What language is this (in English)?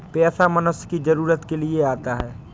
Hindi